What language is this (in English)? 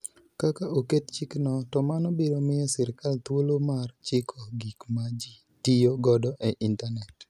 Luo (Kenya and Tanzania)